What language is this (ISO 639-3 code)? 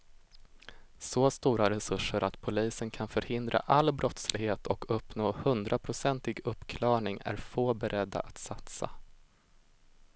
swe